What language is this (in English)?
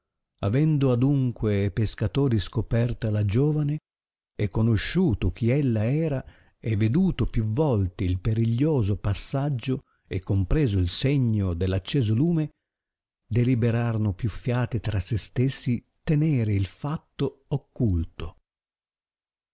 Italian